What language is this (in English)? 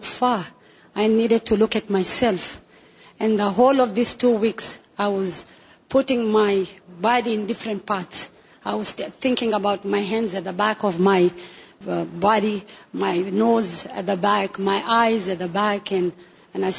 Urdu